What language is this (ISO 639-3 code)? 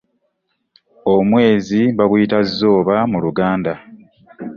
lug